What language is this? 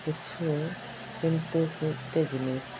Santali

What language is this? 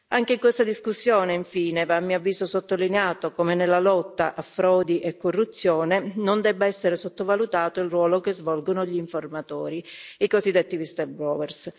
Italian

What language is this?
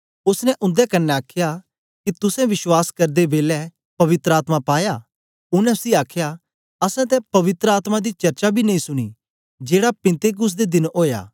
Dogri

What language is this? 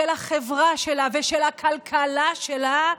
Hebrew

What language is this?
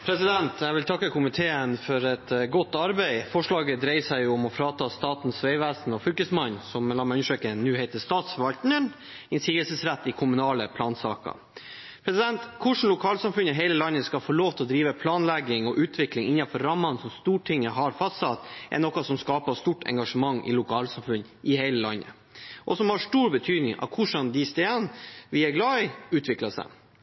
Norwegian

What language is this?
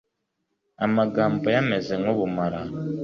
Kinyarwanda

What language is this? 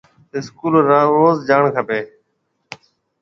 Marwari (Pakistan)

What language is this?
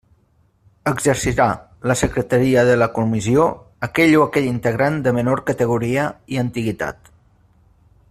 Catalan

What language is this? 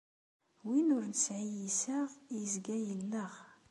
Kabyle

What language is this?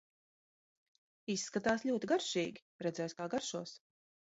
Latvian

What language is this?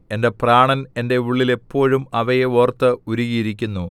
Malayalam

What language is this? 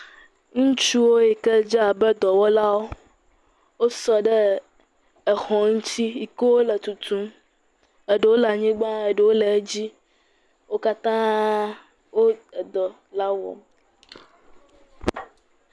Ewe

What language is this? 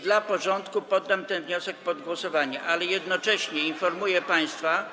Polish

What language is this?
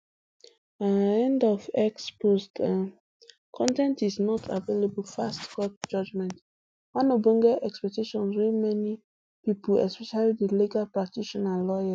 Nigerian Pidgin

